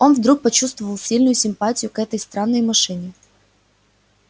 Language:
Russian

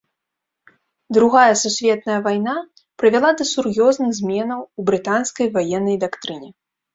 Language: Belarusian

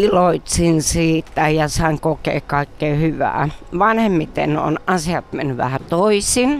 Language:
Finnish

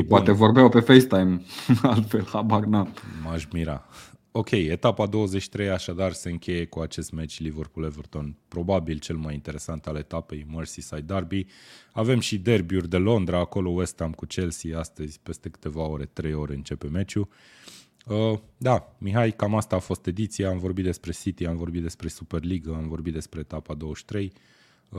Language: Romanian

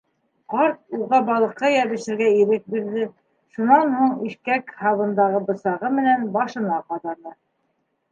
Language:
Bashkir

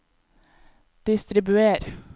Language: Norwegian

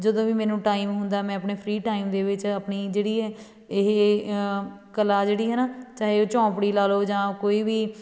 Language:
Punjabi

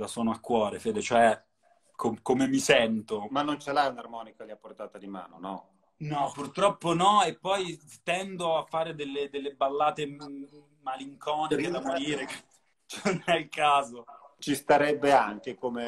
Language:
Italian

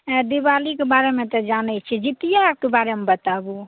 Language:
Maithili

